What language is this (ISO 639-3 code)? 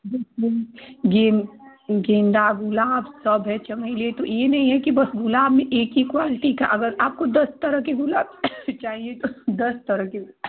hin